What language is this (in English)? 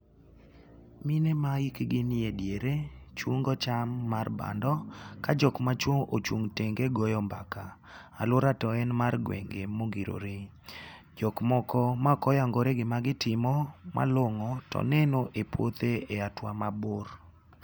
Luo (Kenya and Tanzania)